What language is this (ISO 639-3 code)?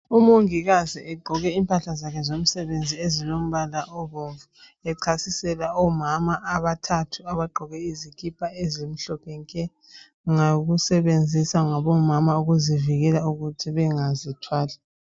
nde